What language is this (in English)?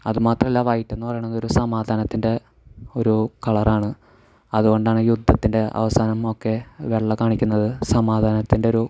Malayalam